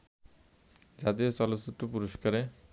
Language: Bangla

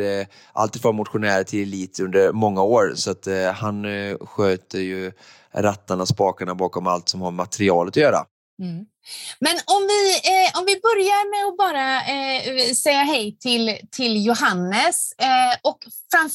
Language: Swedish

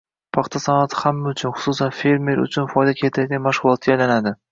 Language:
Uzbek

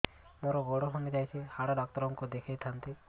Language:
Odia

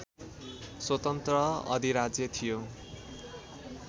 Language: Nepali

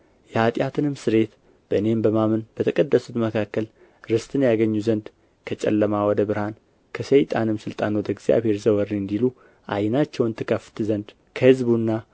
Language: Amharic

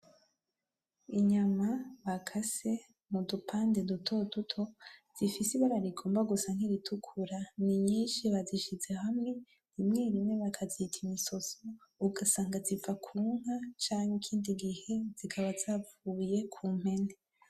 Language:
Rundi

